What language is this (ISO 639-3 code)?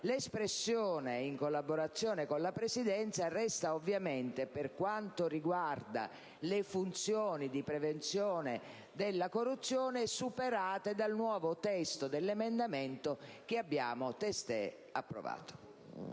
ita